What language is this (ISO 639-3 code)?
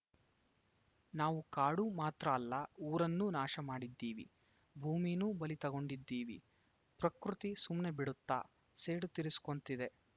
kan